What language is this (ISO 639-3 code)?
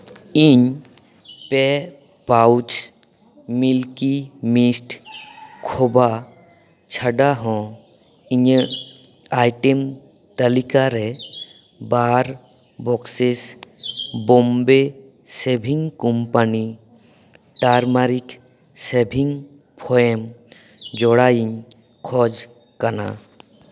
sat